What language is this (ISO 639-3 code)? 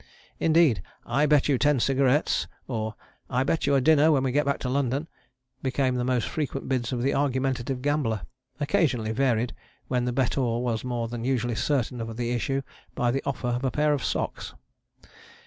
eng